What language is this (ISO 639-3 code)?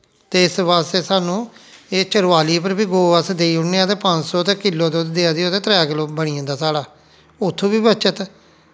doi